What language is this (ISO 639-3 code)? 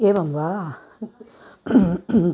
san